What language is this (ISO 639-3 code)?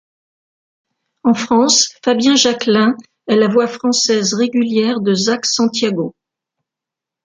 fra